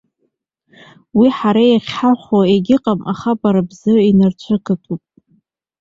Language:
Abkhazian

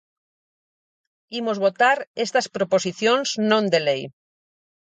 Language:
Galician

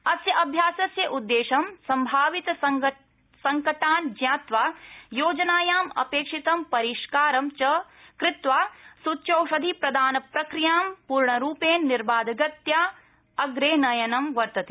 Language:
Sanskrit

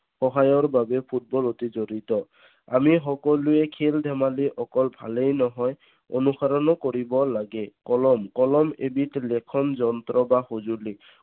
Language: Assamese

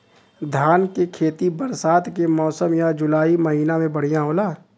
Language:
Bhojpuri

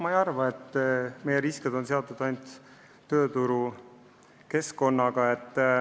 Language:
Estonian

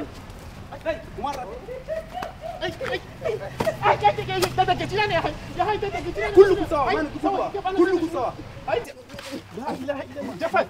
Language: Arabic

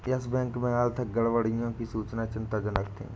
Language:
Hindi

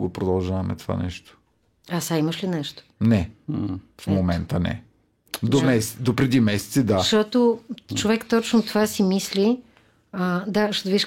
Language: Bulgarian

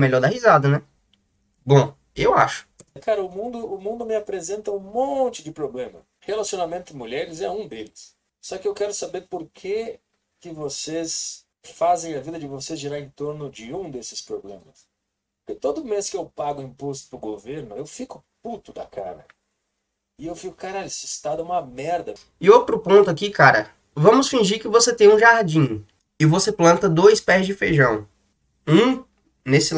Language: Portuguese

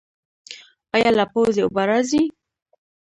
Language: Pashto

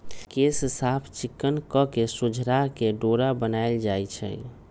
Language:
Magahi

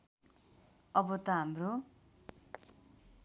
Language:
Nepali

